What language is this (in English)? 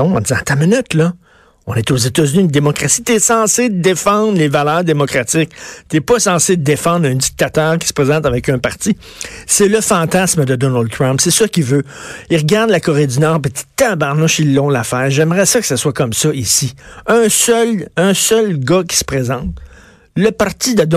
French